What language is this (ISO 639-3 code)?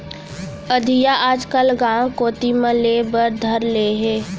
hne